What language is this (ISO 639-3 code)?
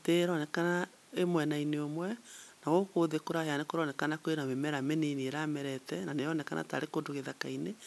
kik